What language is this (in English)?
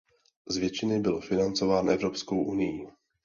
Czech